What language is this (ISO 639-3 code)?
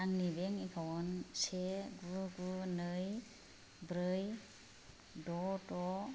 brx